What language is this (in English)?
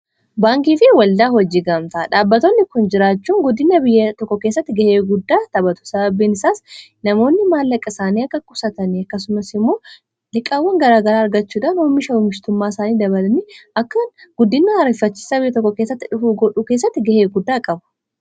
Oromo